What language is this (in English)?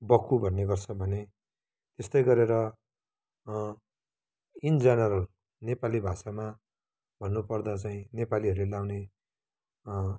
Nepali